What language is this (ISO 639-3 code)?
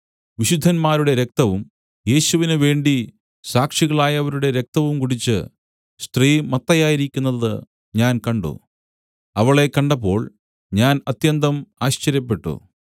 mal